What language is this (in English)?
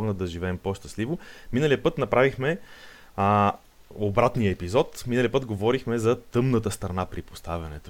Bulgarian